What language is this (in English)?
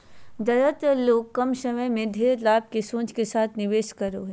Magahi